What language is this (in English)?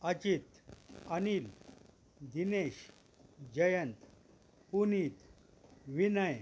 Marathi